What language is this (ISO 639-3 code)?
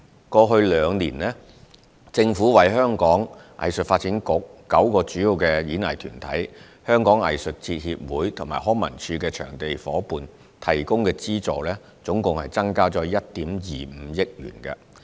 yue